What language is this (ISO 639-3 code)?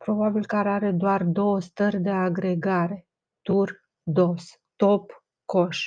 ron